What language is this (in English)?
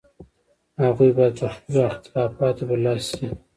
Pashto